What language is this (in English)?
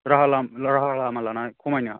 Bodo